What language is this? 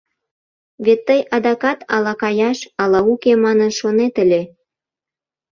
Mari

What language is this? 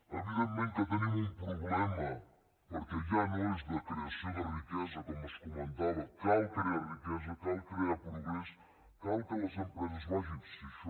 Catalan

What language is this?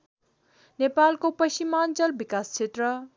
Nepali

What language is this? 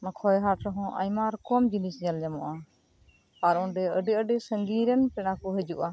Santali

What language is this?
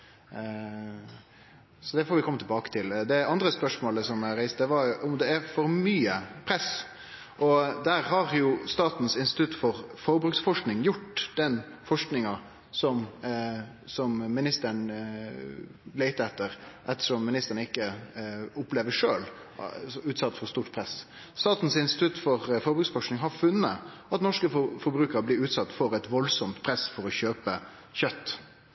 Norwegian Nynorsk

